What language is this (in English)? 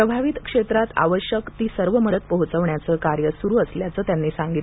Marathi